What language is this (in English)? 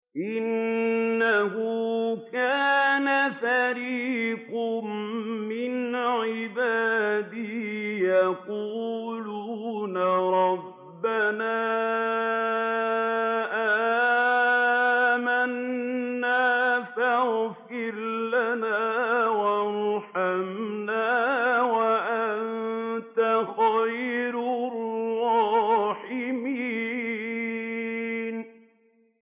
Arabic